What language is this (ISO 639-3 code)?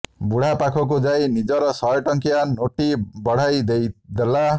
ori